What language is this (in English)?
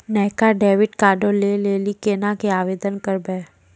Maithili